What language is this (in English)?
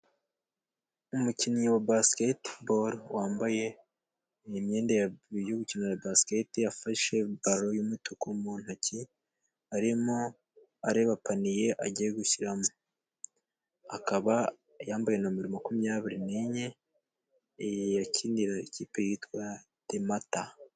Kinyarwanda